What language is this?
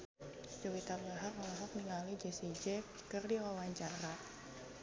Sundanese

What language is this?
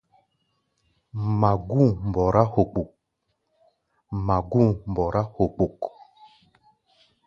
Gbaya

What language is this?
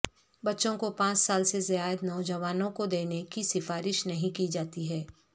Urdu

